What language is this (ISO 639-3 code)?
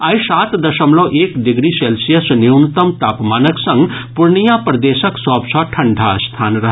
mai